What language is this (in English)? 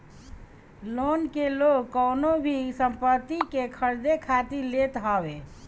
Bhojpuri